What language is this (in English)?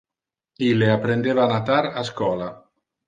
Interlingua